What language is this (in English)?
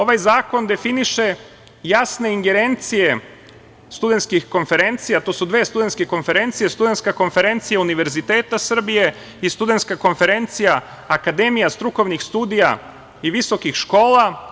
Serbian